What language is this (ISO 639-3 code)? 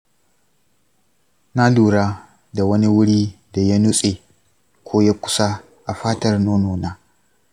hau